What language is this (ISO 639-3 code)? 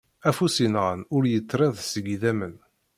kab